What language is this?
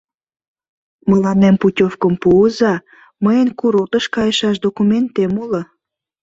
Mari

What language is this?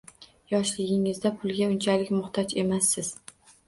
Uzbek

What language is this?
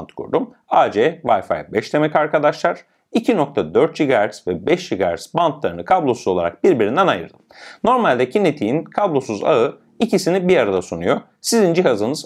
Turkish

